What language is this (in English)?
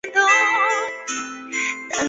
Chinese